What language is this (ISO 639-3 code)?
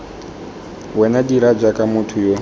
tsn